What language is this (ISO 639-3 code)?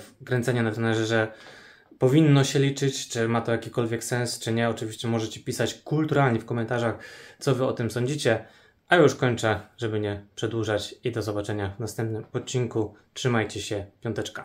pol